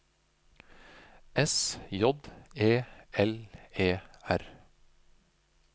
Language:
Norwegian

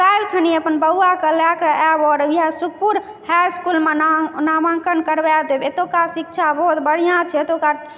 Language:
Maithili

